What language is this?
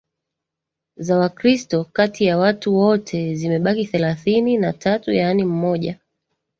Swahili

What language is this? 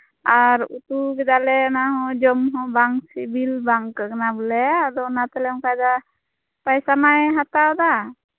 Santali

